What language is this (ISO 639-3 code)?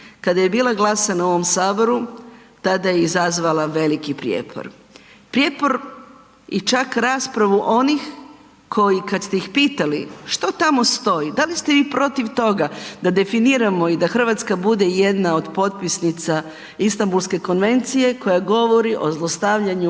hrv